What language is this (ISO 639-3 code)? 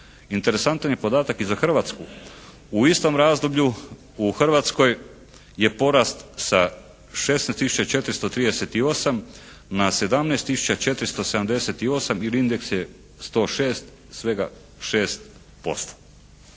hrv